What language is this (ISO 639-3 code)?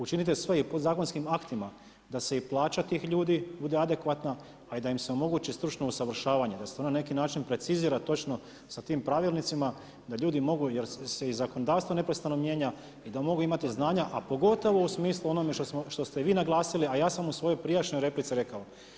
hrv